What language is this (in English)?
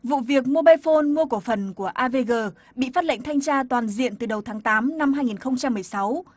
Vietnamese